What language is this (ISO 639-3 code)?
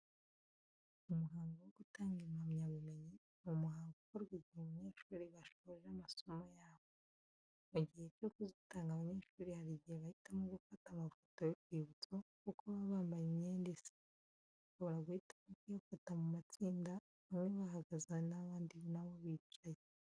kin